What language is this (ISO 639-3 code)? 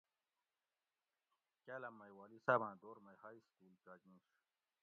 gwc